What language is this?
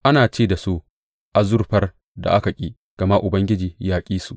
Hausa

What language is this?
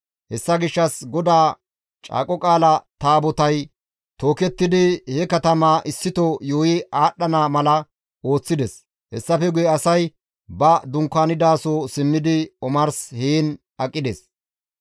Gamo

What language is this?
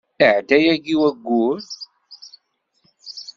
Kabyle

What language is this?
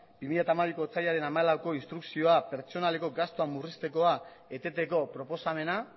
Basque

